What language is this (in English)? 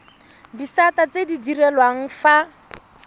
Tswana